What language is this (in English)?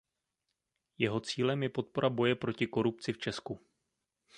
Czech